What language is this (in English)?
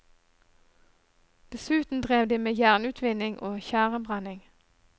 Norwegian